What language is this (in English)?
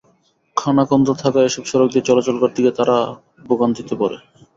Bangla